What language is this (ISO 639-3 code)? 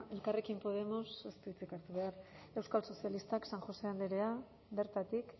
eus